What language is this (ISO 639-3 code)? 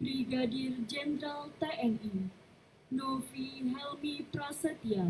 ind